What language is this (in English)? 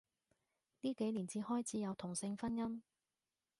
Cantonese